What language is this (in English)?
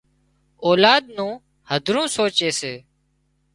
Wadiyara Koli